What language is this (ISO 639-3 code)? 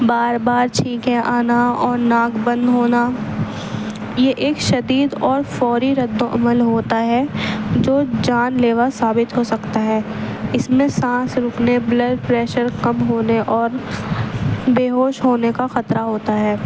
urd